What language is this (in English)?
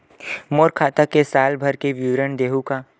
Chhattisgarhi